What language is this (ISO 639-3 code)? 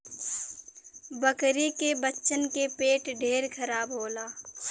bho